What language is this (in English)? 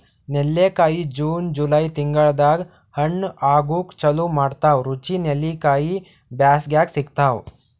Kannada